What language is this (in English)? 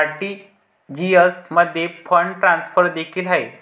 Marathi